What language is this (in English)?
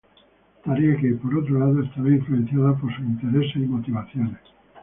Spanish